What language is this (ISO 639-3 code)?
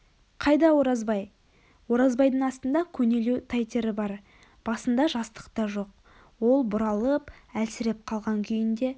kaz